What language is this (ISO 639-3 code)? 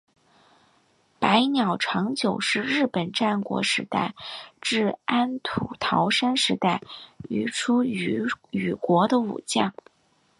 zho